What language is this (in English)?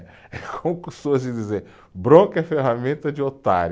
Portuguese